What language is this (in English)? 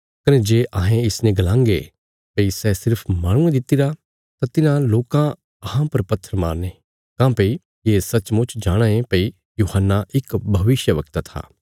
Bilaspuri